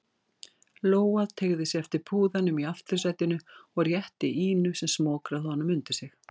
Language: Icelandic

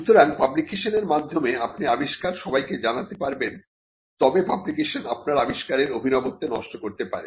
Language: Bangla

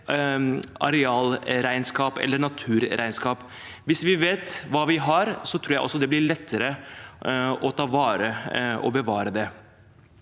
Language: Norwegian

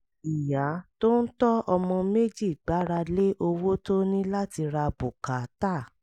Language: Yoruba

